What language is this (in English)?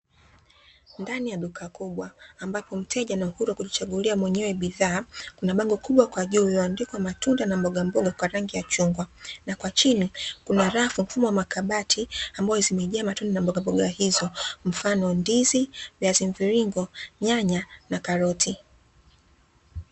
Swahili